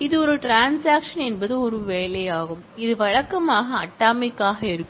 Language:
Tamil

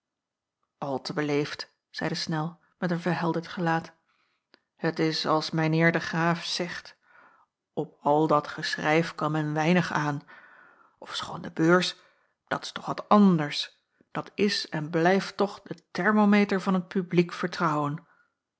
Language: Dutch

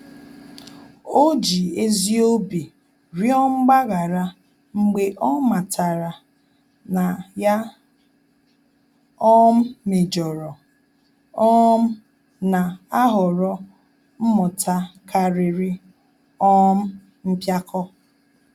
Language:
Igbo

